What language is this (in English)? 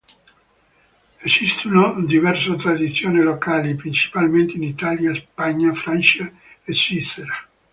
Italian